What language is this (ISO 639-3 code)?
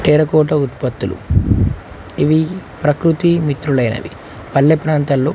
tel